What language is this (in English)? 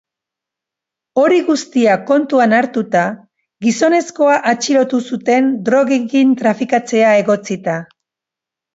Basque